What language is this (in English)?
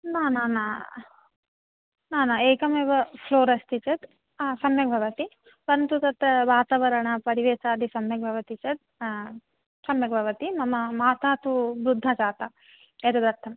Sanskrit